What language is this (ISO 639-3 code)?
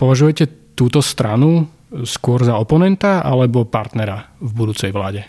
slk